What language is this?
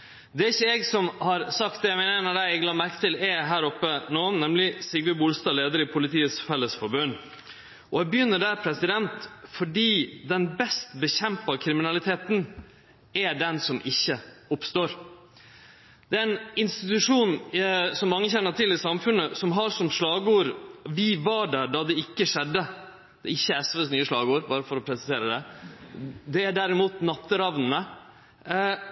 Norwegian Nynorsk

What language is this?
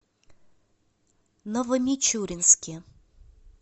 Russian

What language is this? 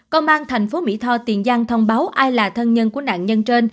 Vietnamese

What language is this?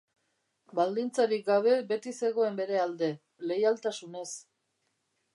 Basque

